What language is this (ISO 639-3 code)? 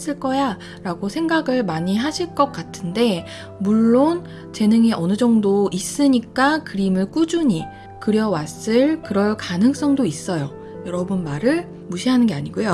kor